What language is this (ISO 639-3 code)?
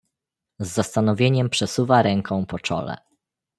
pol